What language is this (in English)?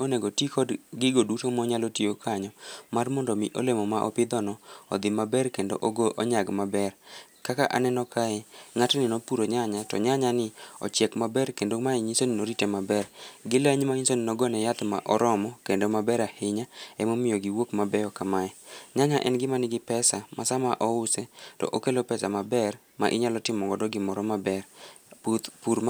Luo (Kenya and Tanzania)